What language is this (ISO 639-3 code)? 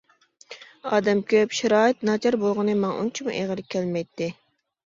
uig